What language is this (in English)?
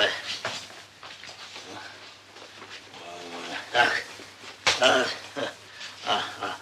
Czech